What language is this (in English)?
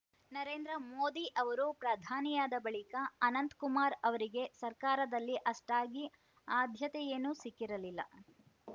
Kannada